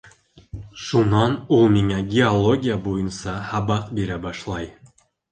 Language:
Bashkir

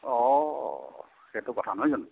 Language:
Assamese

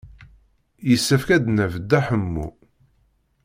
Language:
Kabyle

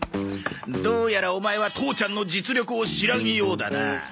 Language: Japanese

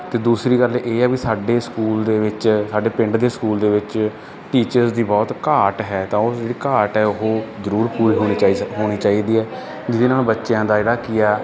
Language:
Punjabi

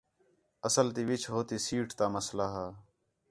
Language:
Khetrani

